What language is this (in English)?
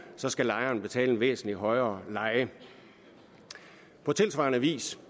Danish